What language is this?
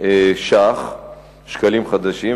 Hebrew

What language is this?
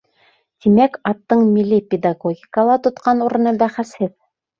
Bashkir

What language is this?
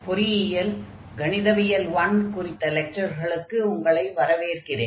Tamil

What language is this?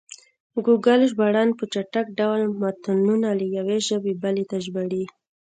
Pashto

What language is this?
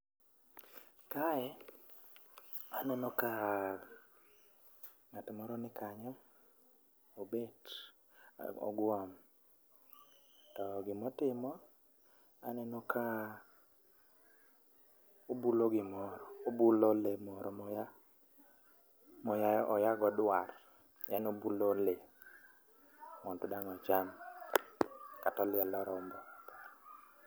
Luo (Kenya and Tanzania)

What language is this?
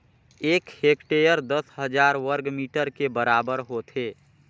Chhattisgarhi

